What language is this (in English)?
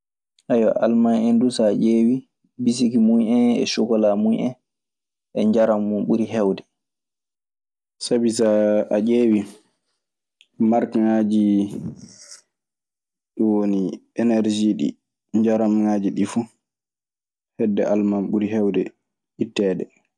Maasina Fulfulde